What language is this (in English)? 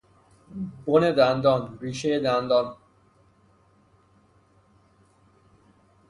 Persian